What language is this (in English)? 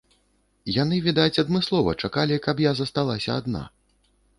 Belarusian